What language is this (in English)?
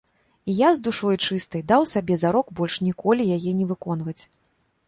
Belarusian